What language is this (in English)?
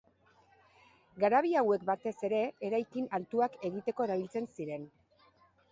Basque